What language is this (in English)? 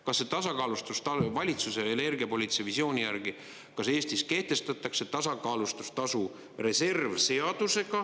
Estonian